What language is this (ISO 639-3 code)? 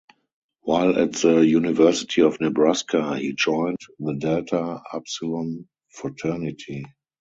eng